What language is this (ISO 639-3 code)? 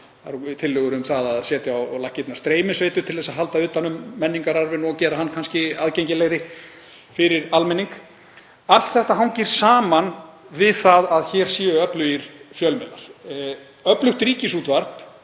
isl